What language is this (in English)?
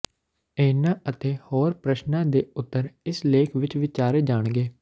Punjabi